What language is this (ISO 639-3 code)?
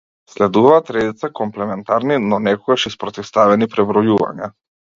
mkd